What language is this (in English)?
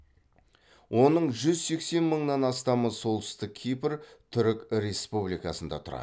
Kazakh